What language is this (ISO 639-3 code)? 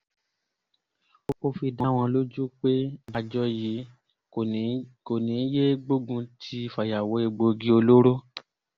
yor